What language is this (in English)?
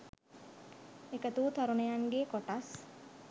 Sinhala